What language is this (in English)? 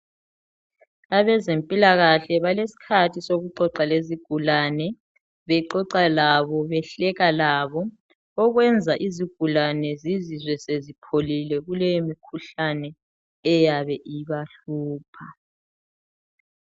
North Ndebele